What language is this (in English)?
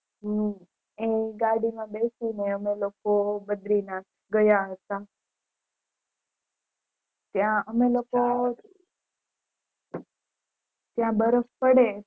Gujarati